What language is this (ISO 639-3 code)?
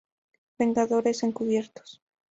spa